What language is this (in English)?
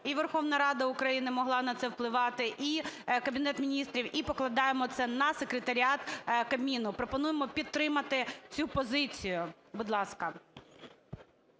Ukrainian